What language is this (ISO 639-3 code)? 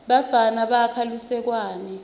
ssw